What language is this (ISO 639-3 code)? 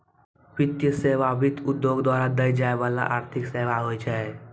mai